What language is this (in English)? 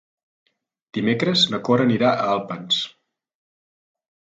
Catalan